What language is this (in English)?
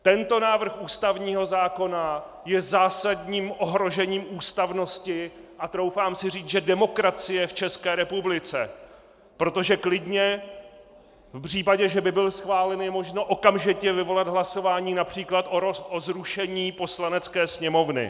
Czech